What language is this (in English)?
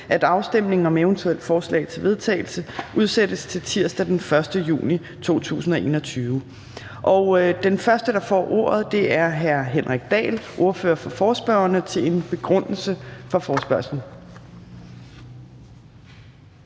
Danish